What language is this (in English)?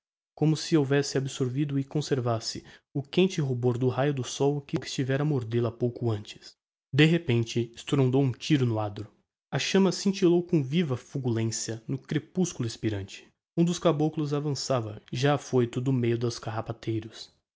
Portuguese